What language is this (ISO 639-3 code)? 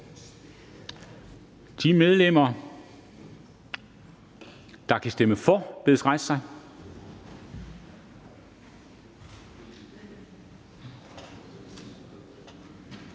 dan